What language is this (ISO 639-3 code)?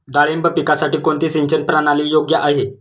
mar